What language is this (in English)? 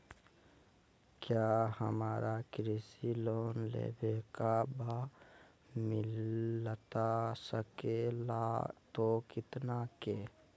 Magahi